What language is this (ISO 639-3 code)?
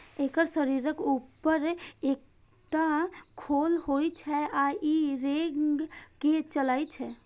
mai